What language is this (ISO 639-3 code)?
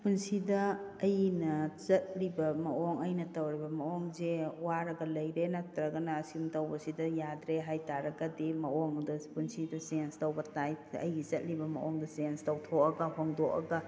mni